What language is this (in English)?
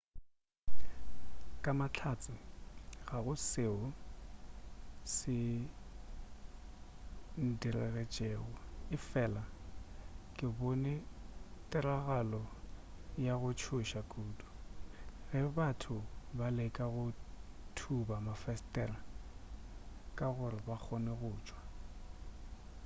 Northern Sotho